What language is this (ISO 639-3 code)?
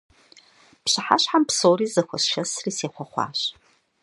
kbd